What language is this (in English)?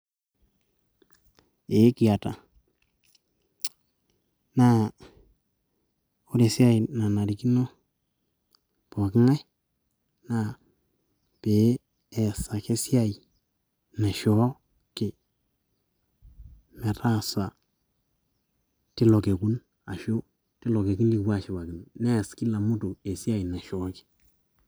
Masai